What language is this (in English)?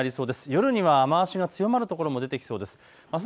Japanese